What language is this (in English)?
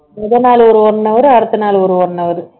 Tamil